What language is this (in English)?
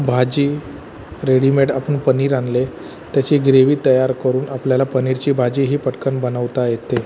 Marathi